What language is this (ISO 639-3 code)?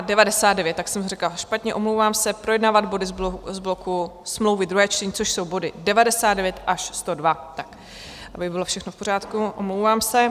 ces